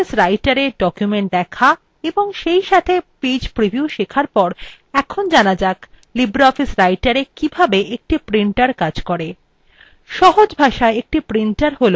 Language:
Bangla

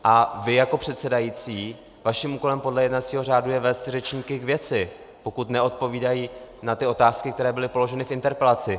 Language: Czech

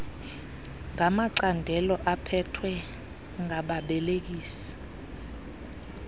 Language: Xhosa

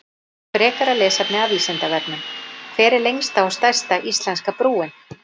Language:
Icelandic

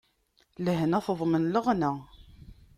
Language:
Kabyle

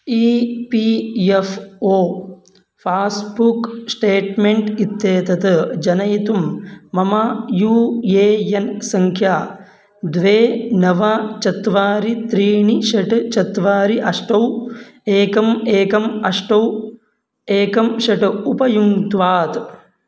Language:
Sanskrit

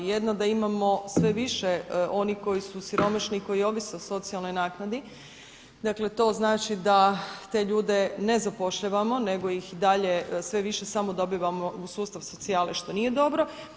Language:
Croatian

